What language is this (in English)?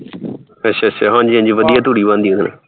Punjabi